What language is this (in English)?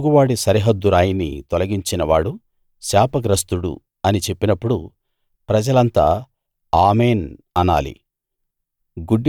Telugu